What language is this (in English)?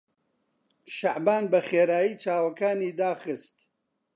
Central Kurdish